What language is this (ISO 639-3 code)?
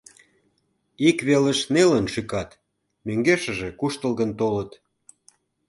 chm